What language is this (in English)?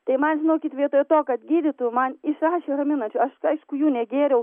Lithuanian